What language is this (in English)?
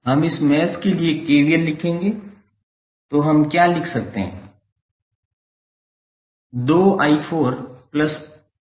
Hindi